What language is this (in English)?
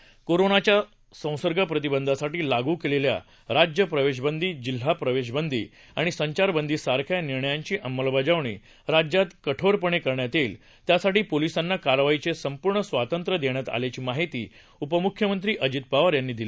Marathi